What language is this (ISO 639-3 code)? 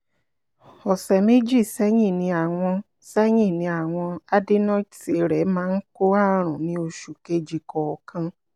yor